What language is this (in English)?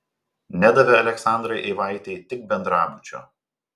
Lithuanian